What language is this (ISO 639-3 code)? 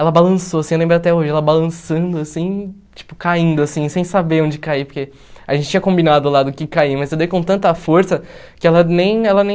por